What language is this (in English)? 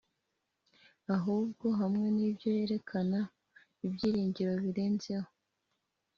Kinyarwanda